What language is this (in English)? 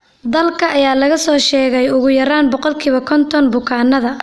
Somali